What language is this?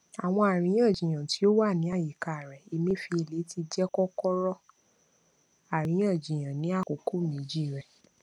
Yoruba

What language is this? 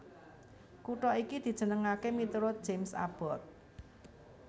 Javanese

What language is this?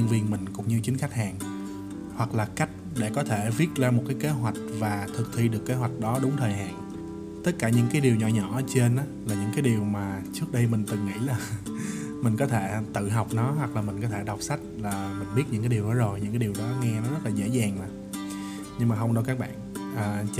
Vietnamese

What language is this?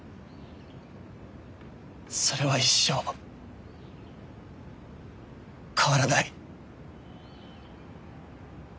Japanese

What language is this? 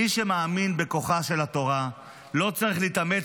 Hebrew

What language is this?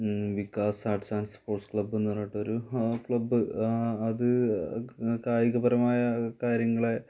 Malayalam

